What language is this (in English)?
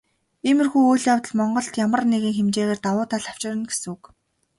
Mongolian